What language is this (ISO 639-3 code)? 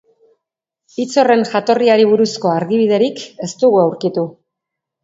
eus